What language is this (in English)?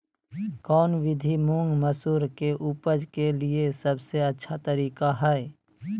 Magahi